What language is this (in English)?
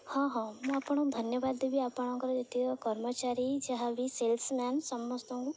Odia